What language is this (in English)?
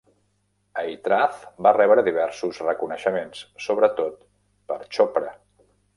Catalan